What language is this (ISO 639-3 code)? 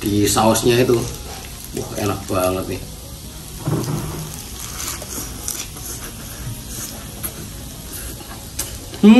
ind